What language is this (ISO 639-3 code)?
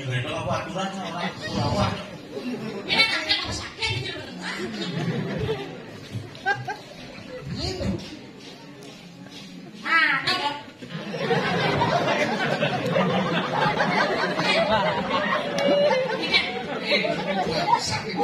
ind